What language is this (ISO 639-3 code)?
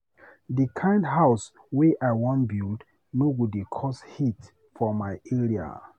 pcm